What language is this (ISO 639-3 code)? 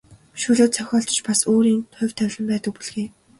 mon